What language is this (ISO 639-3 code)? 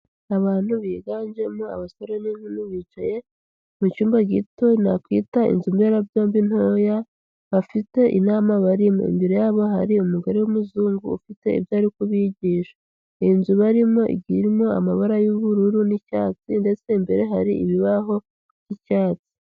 kin